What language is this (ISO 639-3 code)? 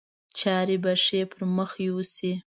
pus